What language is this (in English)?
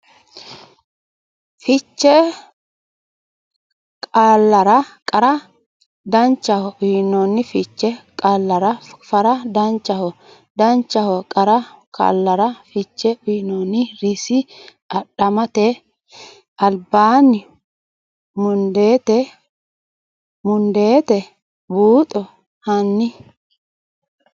Sidamo